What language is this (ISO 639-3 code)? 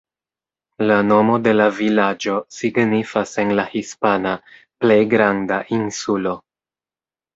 epo